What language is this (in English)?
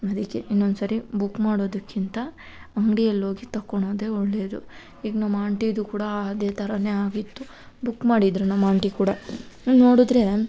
Kannada